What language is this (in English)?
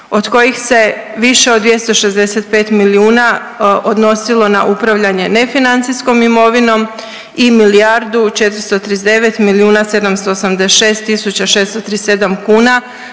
Croatian